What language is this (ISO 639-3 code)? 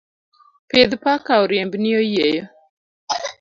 luo